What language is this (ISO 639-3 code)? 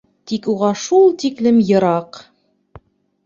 bak